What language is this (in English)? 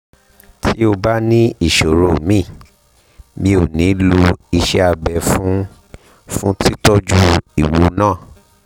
Yoruba